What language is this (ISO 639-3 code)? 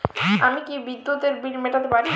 ben